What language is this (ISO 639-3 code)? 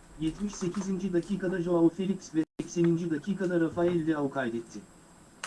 tur